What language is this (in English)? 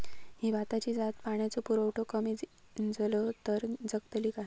Marathi